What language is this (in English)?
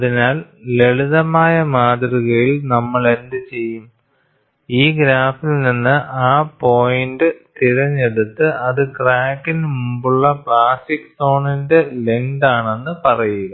Malayalam